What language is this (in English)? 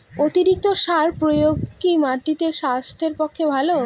Bangla